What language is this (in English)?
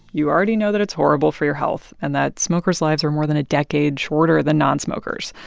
English